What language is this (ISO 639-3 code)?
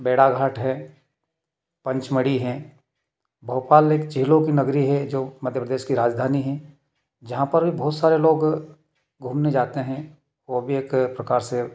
hin